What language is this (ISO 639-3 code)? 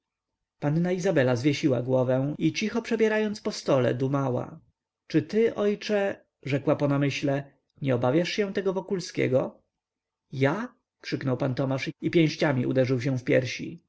pol